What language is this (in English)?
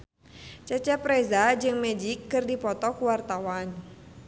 Sundanese